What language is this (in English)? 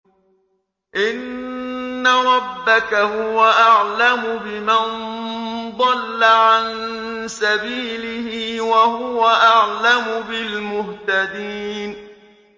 Arabic